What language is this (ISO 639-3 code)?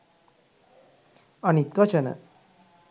sin